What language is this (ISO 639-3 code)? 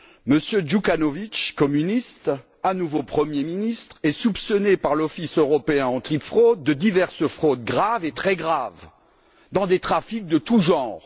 fra